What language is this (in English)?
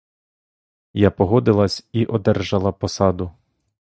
Ukrainian